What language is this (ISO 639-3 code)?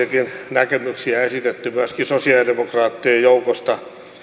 fin